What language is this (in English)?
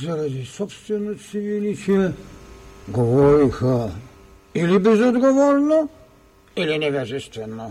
Bulgarian